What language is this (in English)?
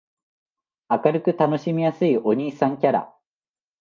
Japanese